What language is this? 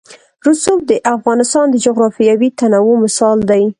Pashto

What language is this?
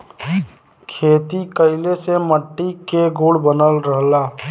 Bhojpuri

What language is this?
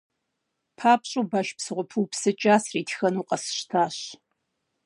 Kabardian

